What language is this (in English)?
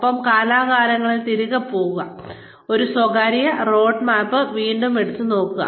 Malayalam